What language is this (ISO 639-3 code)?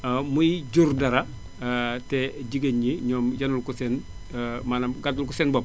wol